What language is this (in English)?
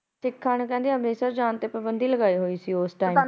Punjabi